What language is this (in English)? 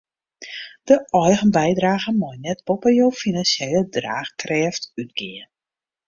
Western Frisian